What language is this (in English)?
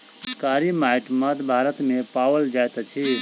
Maithili